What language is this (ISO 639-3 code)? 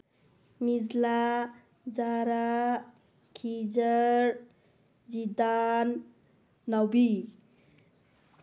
mni